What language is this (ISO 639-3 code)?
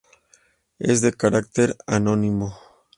spa